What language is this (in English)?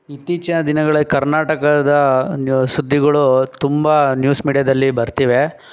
Kannada